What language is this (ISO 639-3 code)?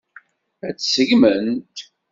kab